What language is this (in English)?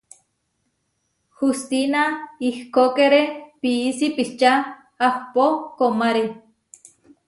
Huarijio